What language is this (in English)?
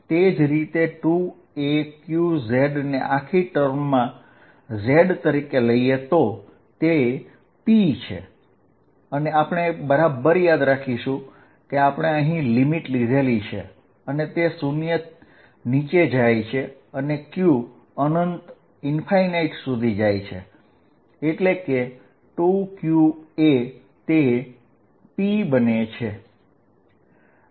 Gujarati